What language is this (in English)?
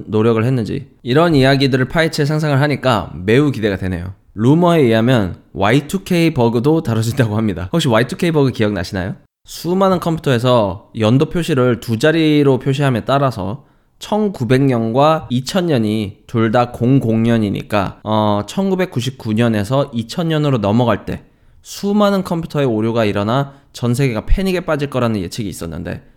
Korean